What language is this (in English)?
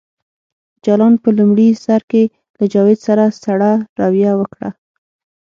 Pashto